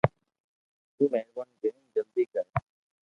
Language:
Loarki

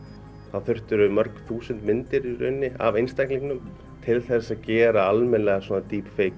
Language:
Icelandic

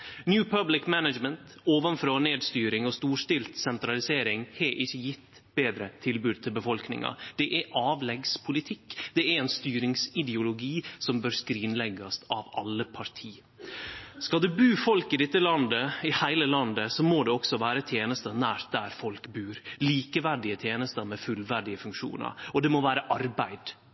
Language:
Norwegian Nynorsk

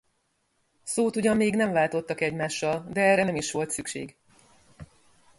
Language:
Hungarian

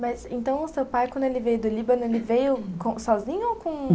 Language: Portuguese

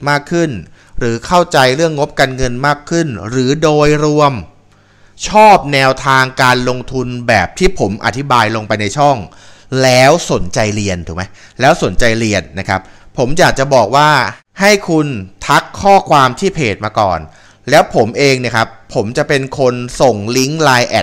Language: Thai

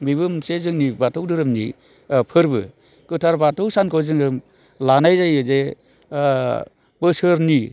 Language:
Bodo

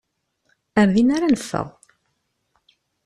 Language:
Kabyle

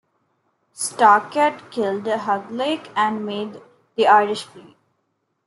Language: English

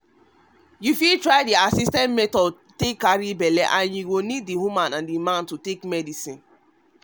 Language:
Nigerian Pidgin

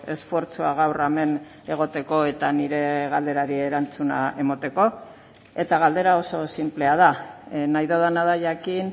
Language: Basque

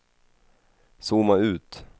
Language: Swedish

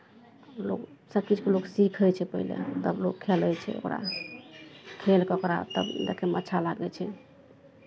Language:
Maithili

